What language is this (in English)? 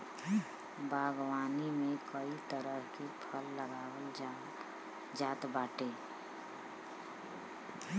Bhojpuri